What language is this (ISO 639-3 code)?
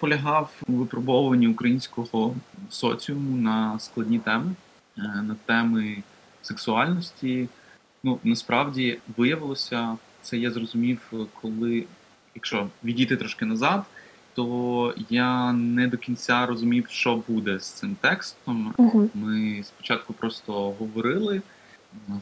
ukr